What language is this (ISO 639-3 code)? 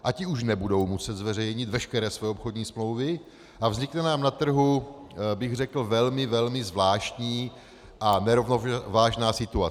ces